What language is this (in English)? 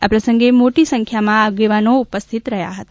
Gujarati